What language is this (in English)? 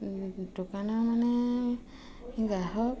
Assamese